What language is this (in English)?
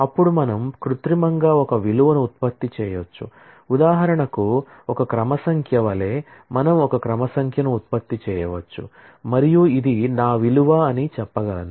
Telugu